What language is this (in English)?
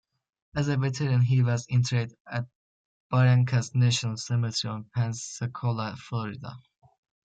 English